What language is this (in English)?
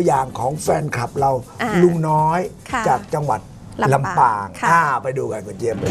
Thai